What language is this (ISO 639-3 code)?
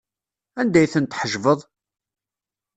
kab